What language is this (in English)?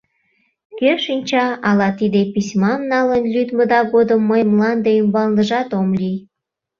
Mari